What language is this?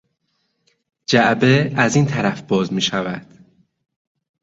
Persian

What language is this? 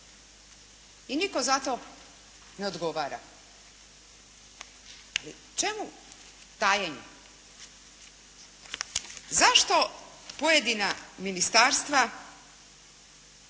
Croatian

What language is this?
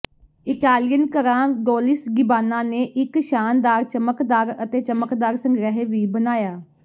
Punjabi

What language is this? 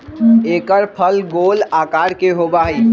Magahi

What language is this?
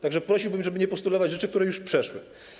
Polish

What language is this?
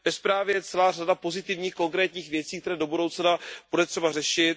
Czech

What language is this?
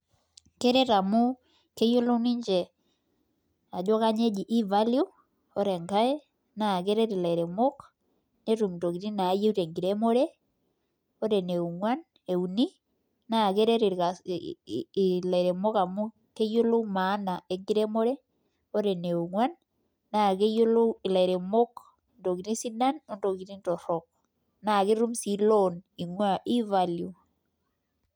Masai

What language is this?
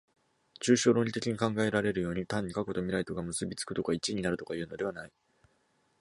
Japanese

